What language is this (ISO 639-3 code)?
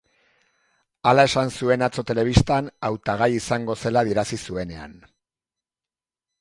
eus